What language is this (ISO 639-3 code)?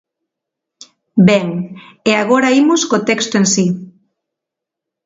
glg